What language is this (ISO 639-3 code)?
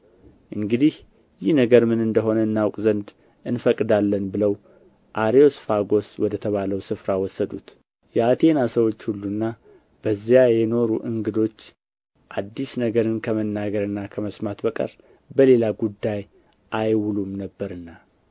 amh